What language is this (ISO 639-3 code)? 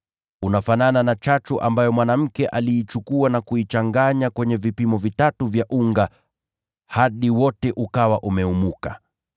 swa